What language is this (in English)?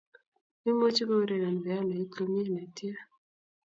Kalenjin